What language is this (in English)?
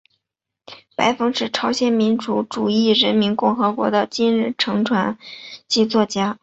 Chinese